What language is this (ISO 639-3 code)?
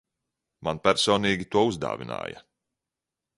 lav